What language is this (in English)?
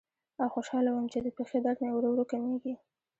Pashto